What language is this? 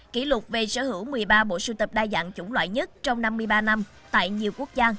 Vietnamese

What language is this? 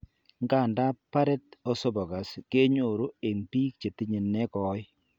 Kalenjin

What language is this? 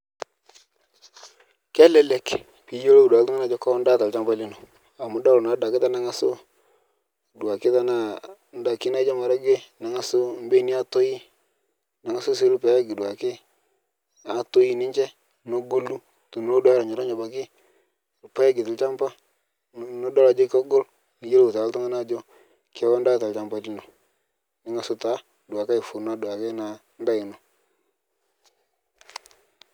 Masai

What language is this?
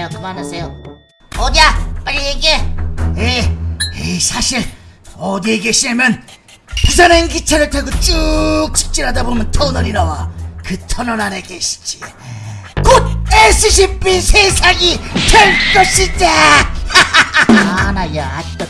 Korean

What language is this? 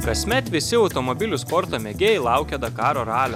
Lithuanian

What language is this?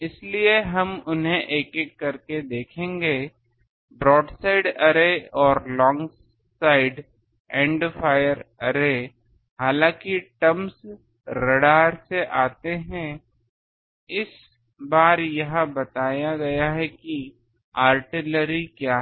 Hindi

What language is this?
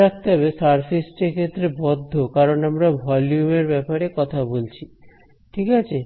Bangla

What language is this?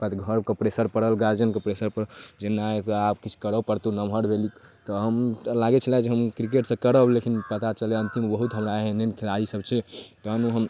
Maithili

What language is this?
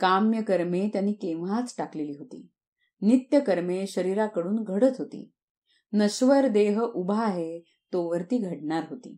Marathi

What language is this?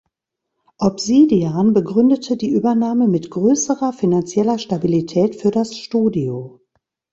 German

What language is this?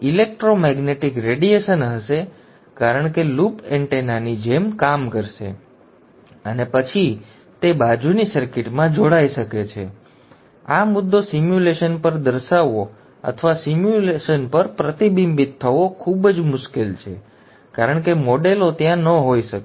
Gujarati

